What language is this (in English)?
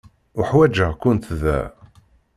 Kabyle